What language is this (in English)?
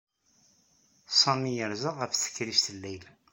Kabyle